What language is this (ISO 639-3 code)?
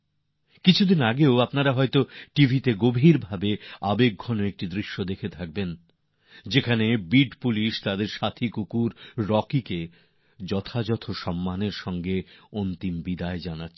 ben